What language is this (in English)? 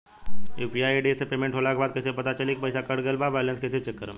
Bhojpuri